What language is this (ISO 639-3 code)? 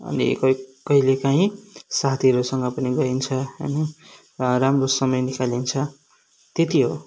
nep